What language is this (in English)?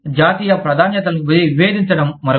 Telugu